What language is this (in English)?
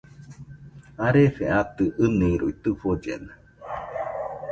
Nüpode Huitoto